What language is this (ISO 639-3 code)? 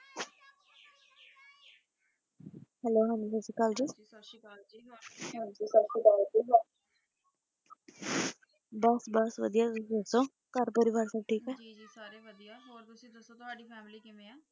pan